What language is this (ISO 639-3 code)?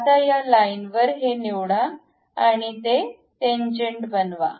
mar